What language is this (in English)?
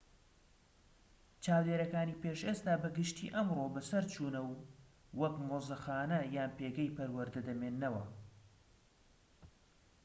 Central Kurdish